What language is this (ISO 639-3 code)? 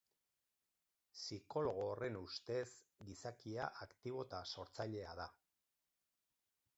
eus